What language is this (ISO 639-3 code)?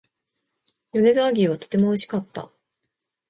jpn